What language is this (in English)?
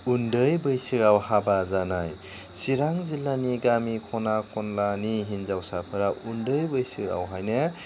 Bodo